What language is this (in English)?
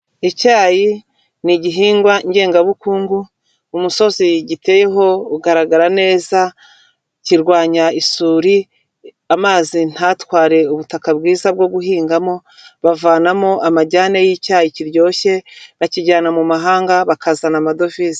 Kinyarwanda